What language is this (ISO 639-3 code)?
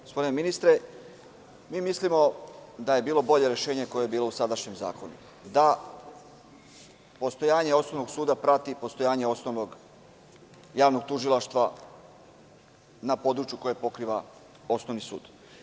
srp